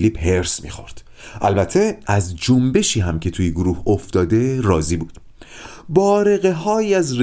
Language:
Persian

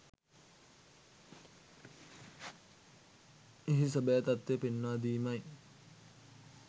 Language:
Sinhala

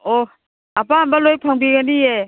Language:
Manipuri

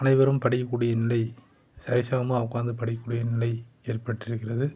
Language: Tamil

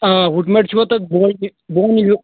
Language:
Kashmiri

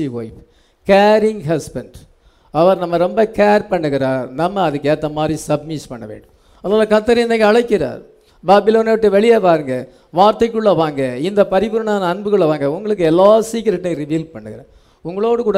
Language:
English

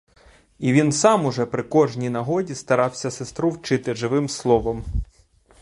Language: Ukrainian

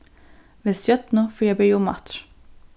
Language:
Faroese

